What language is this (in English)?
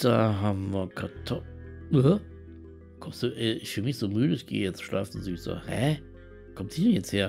German